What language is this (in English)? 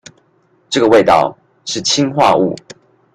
Chinese